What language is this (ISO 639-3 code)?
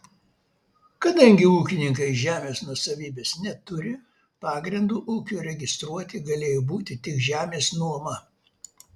lit